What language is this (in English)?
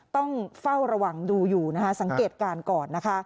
Thai